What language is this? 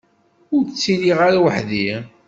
Kabyle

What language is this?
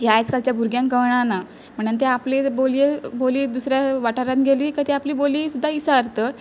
Konkani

